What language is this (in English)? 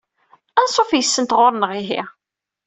Kabyle